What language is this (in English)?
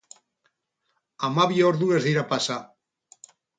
Basque